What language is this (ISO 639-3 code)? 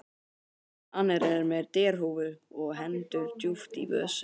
isl